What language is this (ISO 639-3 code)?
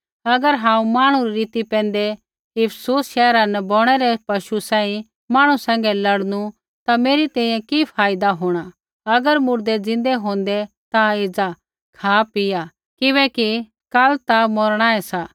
kfx